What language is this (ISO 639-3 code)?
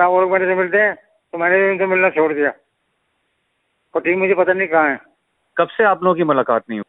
urd